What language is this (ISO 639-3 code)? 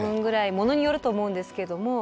jpn